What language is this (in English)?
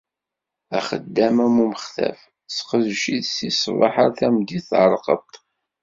Kabyle